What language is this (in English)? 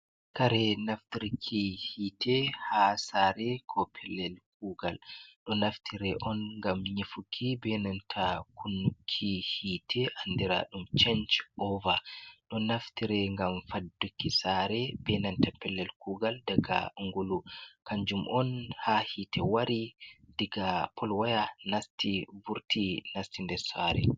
Fula